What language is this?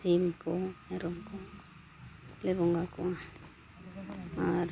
Santali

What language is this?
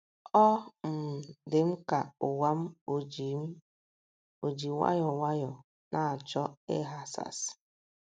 Igbo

